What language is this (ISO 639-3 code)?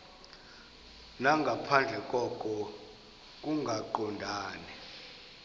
xho